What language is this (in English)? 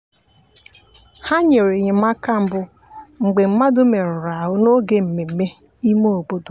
Igbo